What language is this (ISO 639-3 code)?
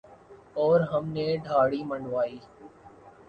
urd